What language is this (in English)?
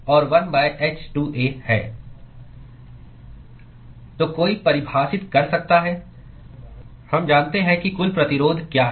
Hindi